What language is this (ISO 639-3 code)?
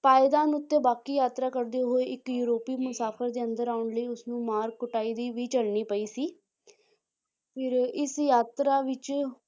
pan